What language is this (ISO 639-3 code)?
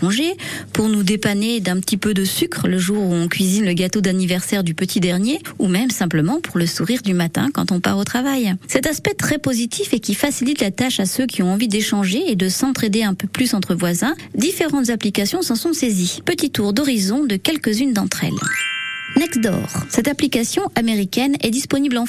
fra